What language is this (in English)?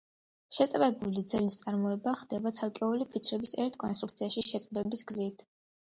Georgian